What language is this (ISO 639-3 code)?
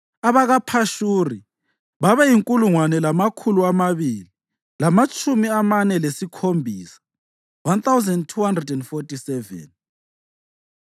nde